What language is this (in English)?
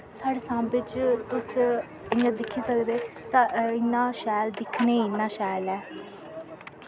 Dogri